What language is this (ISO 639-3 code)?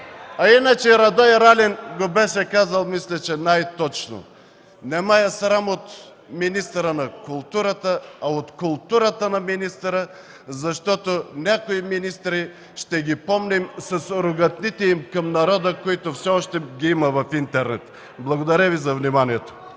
bul